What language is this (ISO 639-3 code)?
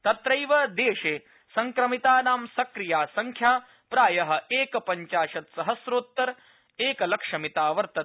san